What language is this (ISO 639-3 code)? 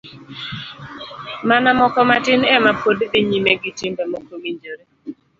luo